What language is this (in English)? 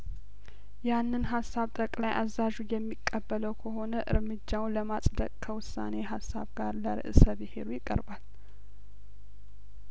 Amharic